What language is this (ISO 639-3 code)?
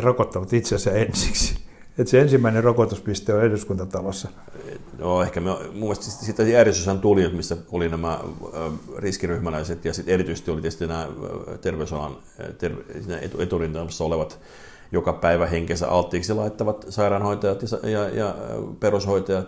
fin